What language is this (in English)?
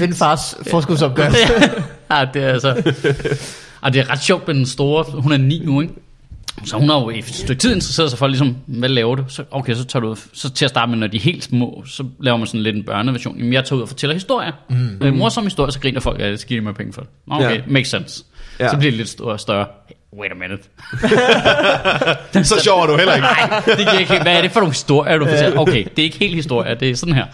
Danish